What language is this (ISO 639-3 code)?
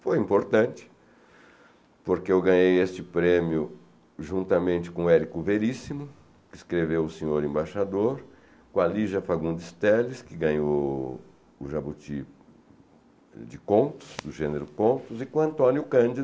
por